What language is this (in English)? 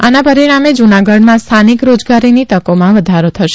Gujarati